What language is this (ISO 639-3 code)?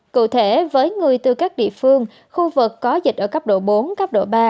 vie